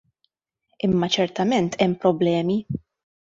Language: Maltese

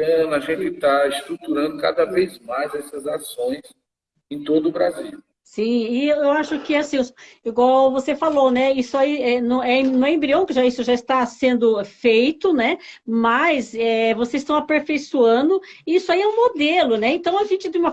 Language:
Portuguese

